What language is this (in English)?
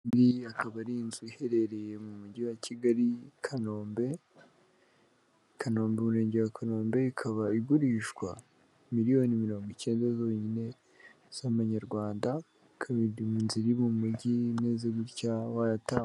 Kinyarwanda